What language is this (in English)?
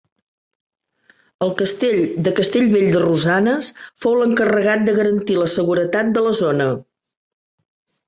Catalan